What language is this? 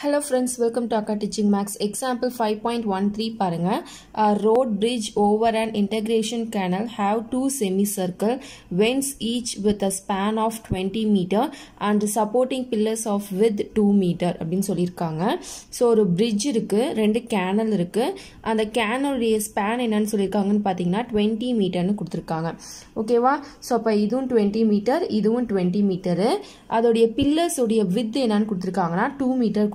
English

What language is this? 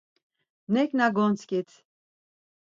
Laz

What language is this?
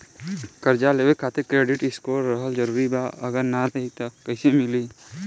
Bhojpuri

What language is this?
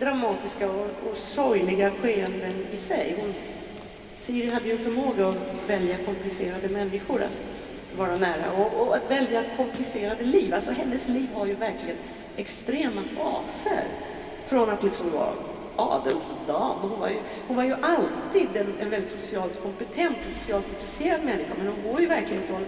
Swedish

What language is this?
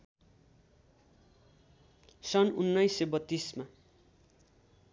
Nepali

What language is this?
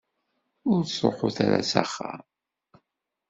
Kabyle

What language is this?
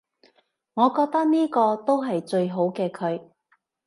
Cantonese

